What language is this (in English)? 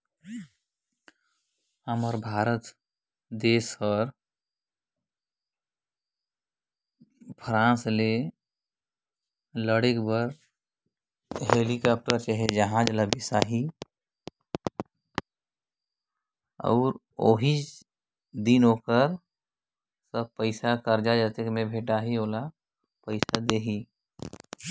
Chhattisgarhi